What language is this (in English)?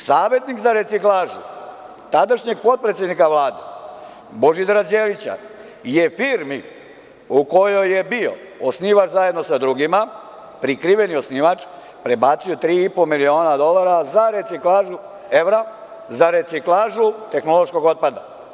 Serbian